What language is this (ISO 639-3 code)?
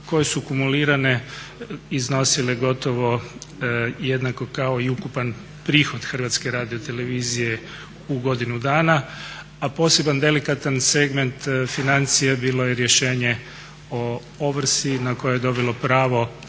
hrv